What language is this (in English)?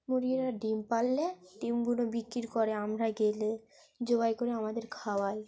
Bangla